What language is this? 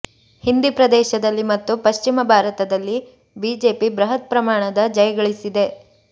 Kannada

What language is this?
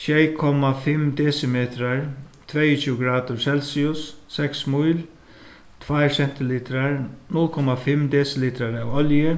Faroese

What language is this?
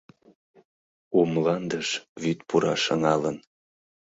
Mari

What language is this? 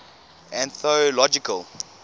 English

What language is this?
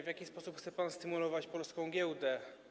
Polish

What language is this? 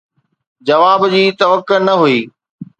Sindhi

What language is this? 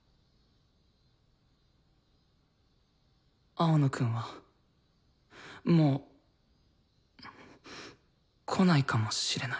Japanese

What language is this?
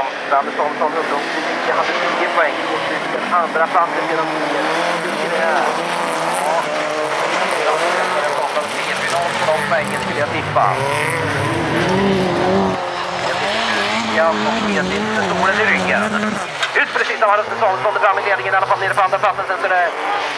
Swedish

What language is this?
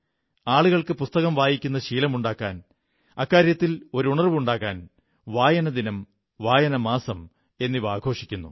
Malayalam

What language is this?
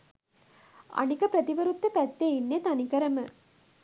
Sinhala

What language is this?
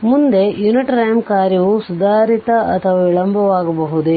Kannada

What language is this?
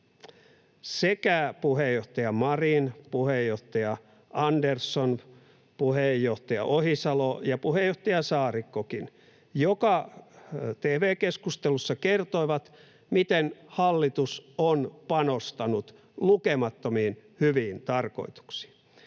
Finnish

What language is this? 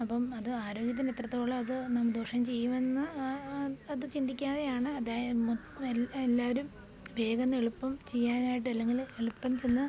Malayalam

